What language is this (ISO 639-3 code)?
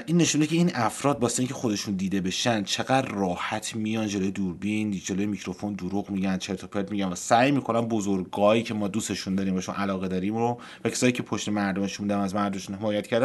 fas